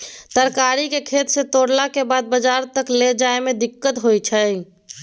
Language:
Maithili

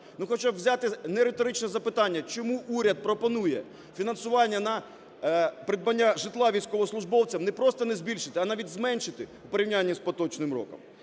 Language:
Ukrainian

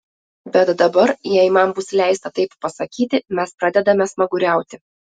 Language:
Lithuanian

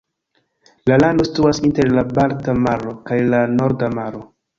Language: Esperanto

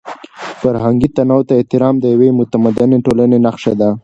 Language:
Pashto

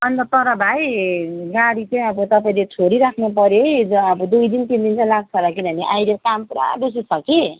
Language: Nepali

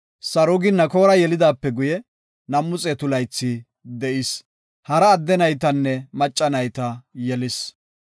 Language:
Gofa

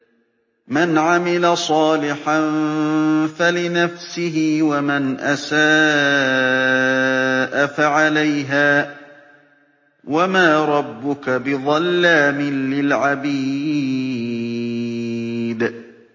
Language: Arabic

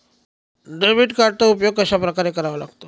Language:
Marathi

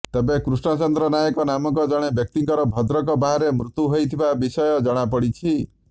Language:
Odia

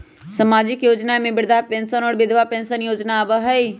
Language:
Magahi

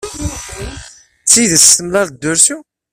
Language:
Kabyle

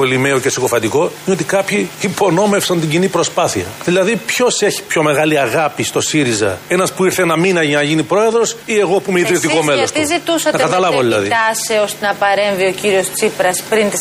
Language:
Greek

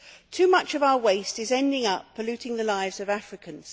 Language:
English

